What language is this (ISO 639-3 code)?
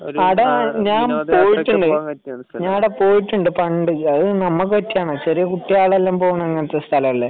mal